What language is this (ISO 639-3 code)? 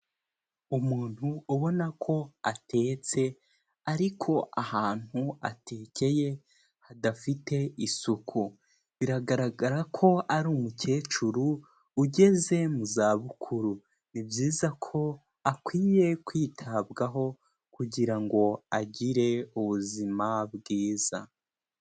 kin